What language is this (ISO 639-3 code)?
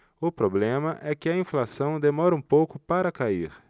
por